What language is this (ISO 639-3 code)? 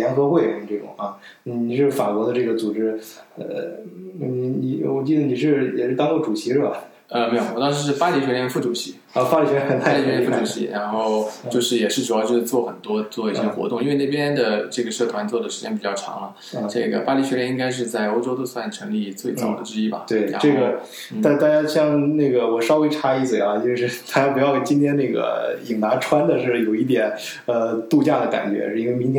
zho